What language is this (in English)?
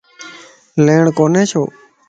Lasi